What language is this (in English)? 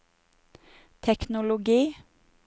Norwegian